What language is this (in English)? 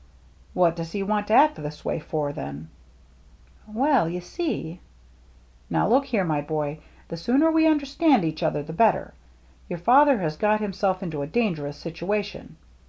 English